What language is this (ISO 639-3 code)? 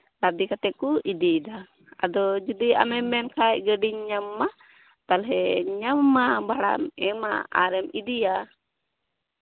sat